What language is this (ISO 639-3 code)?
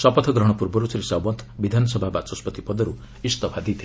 ori